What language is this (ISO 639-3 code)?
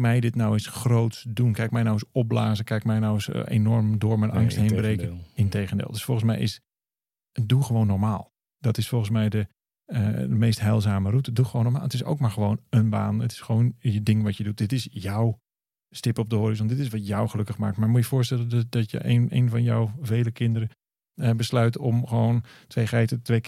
nld